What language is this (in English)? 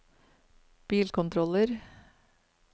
Norwegian